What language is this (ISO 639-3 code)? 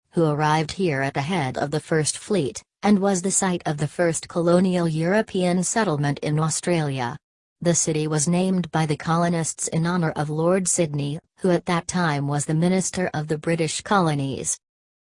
eng